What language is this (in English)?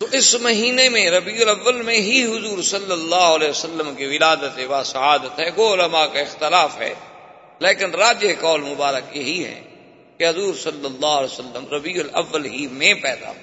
Urdu